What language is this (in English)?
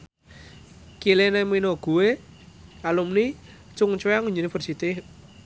Javanese